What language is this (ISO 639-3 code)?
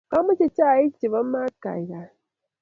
kln